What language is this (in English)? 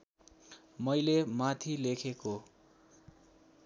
Nepali